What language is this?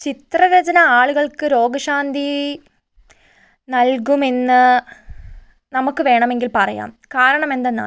Malayalam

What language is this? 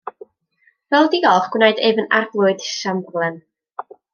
Welsh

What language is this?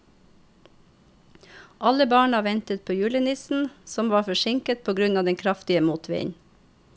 Norwegian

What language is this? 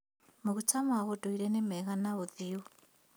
Kikuyu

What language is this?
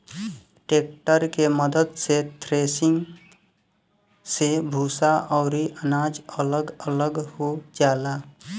Bhojpuri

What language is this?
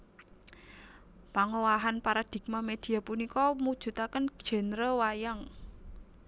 Javanese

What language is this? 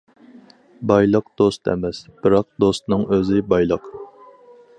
Uyghur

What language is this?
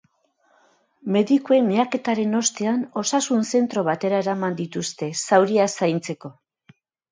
Basque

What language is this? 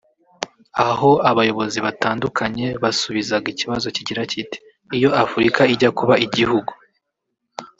Kinyarwanda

